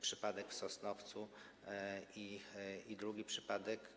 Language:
Polish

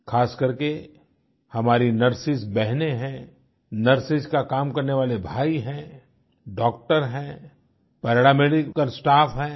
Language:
Hindi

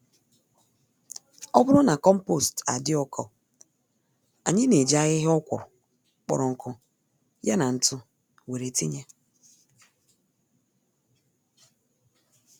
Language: Igbo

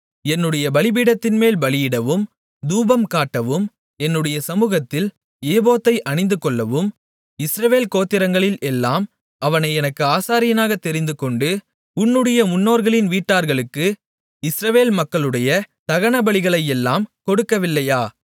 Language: Tamil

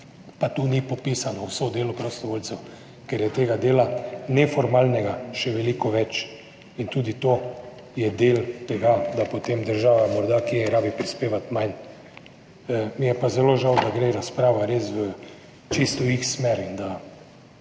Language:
Slovenian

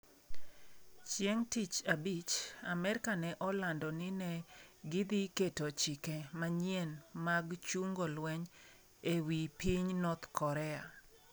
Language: Luo (Kenya and Tanzania)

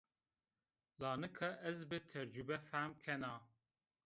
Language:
Zaza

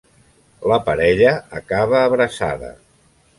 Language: Catalan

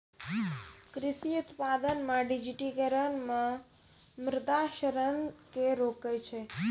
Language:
Maithili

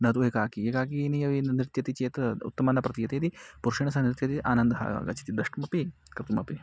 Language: Sanskrit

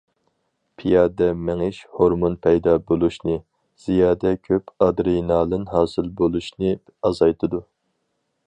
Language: Uyghur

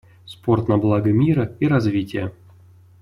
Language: Russian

